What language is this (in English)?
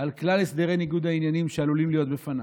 Hebrew